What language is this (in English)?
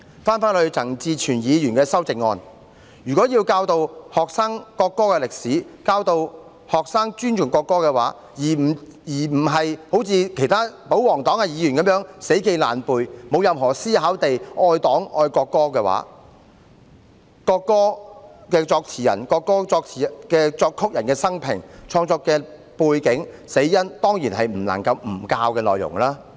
Cantonese